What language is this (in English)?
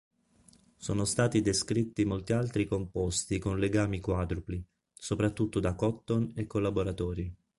Italian